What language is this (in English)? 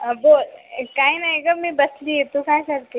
Marathi